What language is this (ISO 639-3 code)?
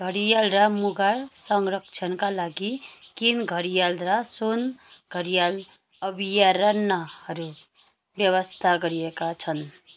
nep